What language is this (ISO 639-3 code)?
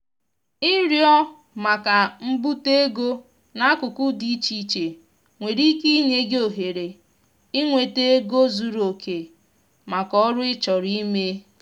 ibo